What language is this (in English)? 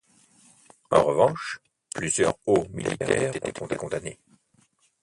French